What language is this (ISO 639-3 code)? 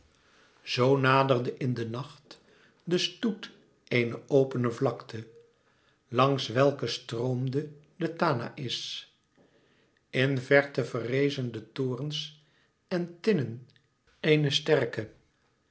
nld